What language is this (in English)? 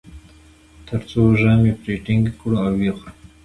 Pashto